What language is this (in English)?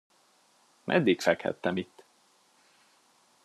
Hungarian